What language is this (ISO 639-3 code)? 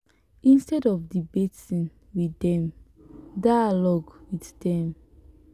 pcm